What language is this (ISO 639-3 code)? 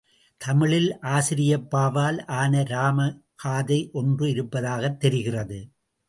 tam